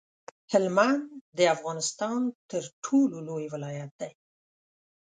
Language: Pashto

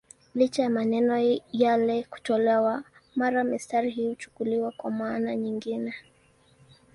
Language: Swahili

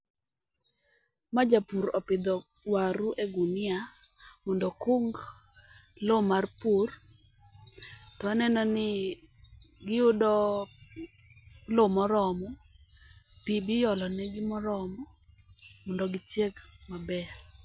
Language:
Luo (Kenya and Tanzania)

